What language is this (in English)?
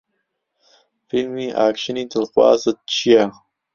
Central Kurdish